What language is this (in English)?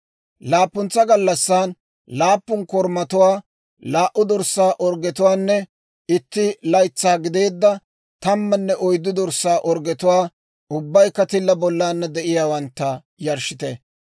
Dawro